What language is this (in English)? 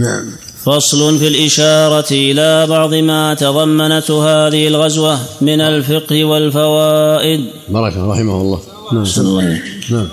Arabic